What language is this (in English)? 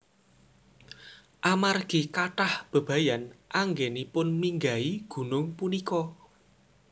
Javanese